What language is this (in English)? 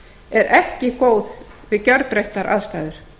Icelandic